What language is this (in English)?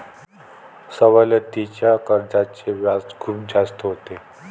Marathi